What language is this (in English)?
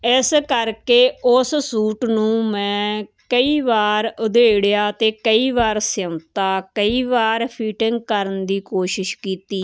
Punjabi